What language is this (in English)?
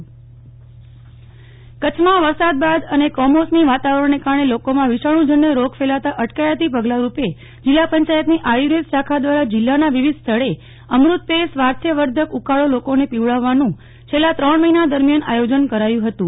Gujarati